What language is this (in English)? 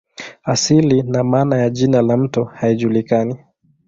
Swahili